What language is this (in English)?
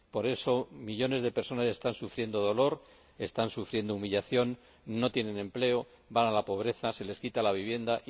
Spanish